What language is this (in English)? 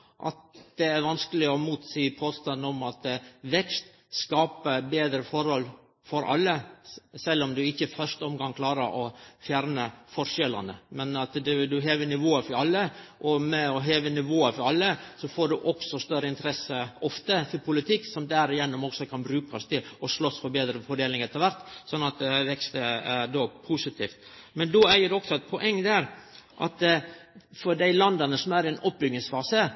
Norwegian Nynorsk